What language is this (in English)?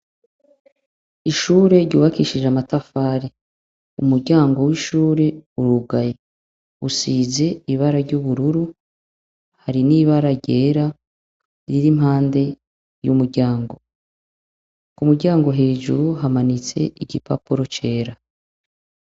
Rundi